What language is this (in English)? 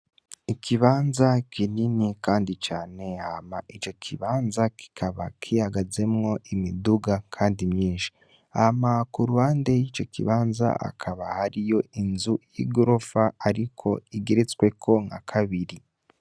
Rundi